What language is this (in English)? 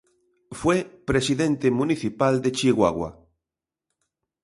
Spanish